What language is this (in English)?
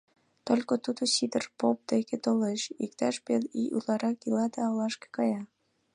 Mari